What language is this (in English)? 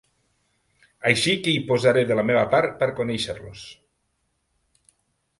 Catalan